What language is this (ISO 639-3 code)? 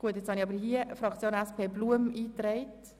gsw